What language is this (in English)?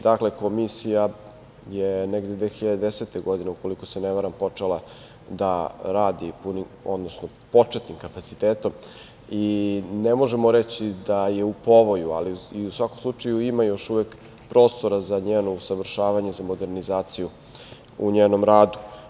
Serbian